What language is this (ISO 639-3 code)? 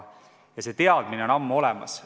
est